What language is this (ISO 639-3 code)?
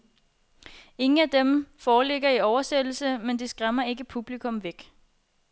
dan